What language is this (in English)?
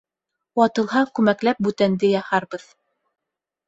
Bashkir